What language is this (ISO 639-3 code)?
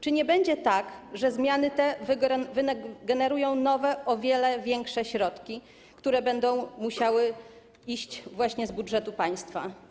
pol